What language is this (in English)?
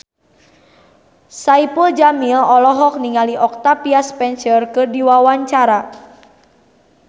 Sundanese